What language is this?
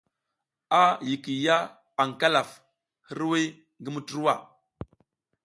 South Giziga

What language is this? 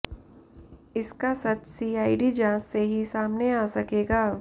Hindi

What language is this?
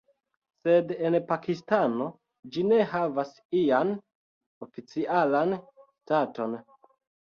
Esperanto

